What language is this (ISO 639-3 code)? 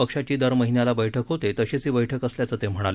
mar